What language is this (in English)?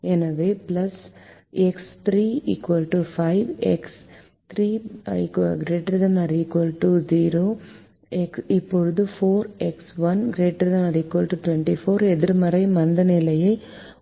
Tamil